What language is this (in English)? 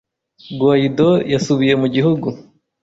Kinyarwanda